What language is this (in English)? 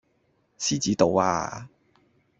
Cantonese